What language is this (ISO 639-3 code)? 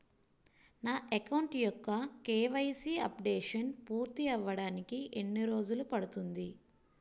tel